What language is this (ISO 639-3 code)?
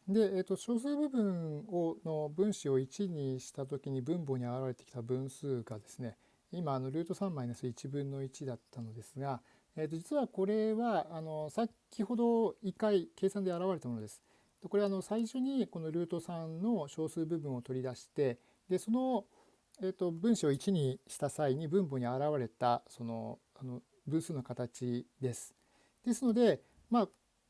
jpn